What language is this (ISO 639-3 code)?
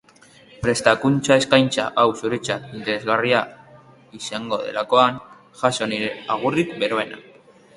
eus